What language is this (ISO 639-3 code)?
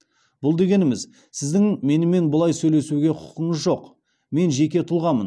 kaz